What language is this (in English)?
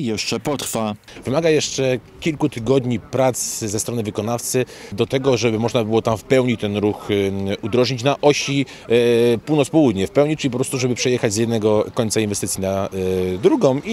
Polish